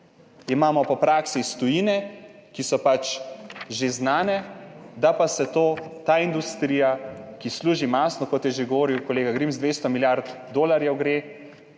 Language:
Slovenian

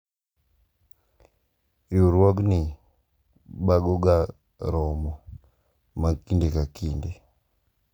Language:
Luo (Kenya and Tanzania)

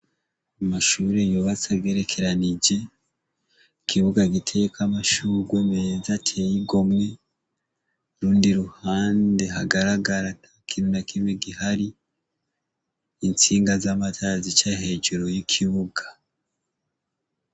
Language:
Rundi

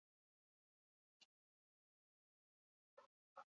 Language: Basque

